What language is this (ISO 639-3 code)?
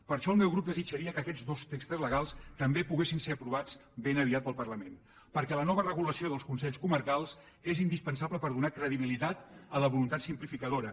cat